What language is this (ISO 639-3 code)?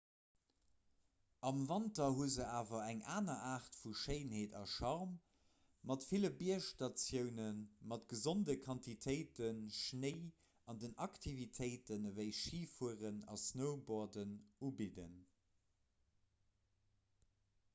ltz